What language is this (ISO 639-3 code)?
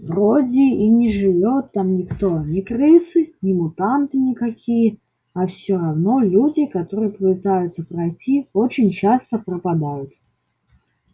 rus